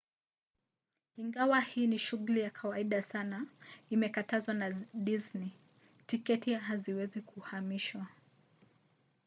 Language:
Swahili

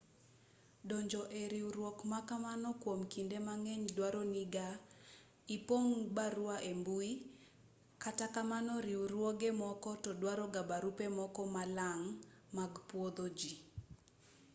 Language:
Luo (Kenya and Tanzania)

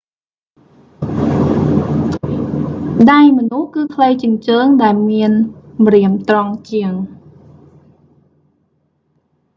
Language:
Khmer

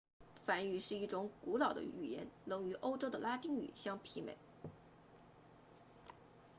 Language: Chinese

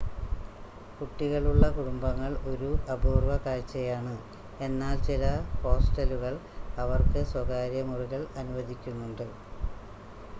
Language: Malayalam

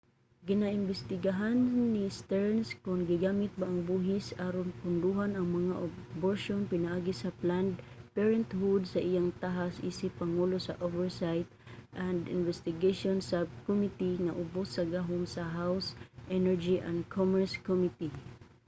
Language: Cebuano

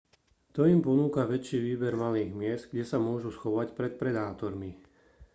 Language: Slovak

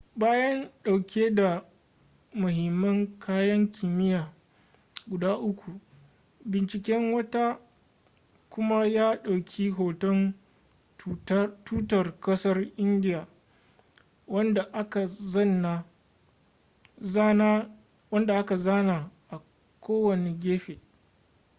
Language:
Hausa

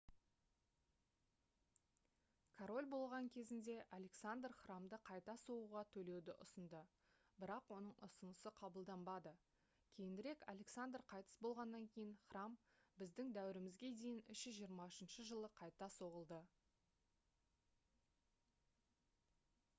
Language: Kazakh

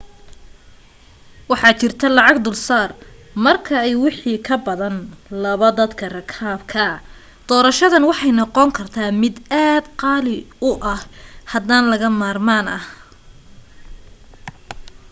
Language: Somali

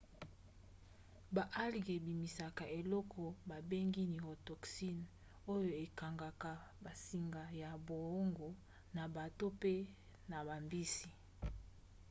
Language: Lingala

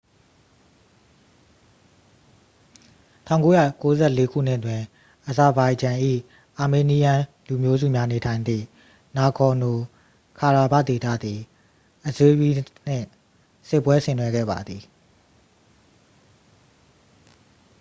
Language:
Burmese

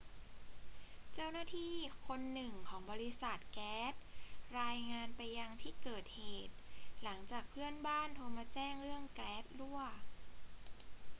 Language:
Thai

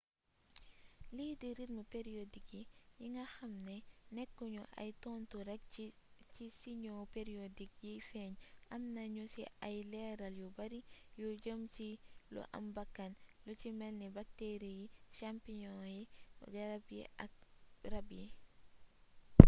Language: Wolof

